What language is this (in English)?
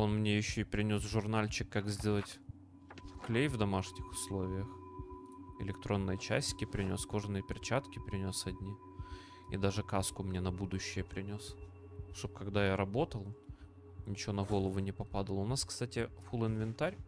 Russian